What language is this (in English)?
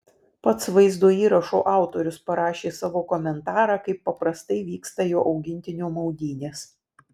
Lithuanian